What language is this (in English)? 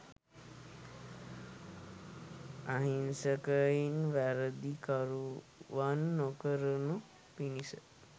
Sinhala